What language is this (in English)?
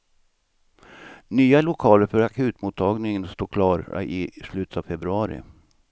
Swedish